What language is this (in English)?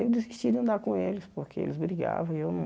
Portuguese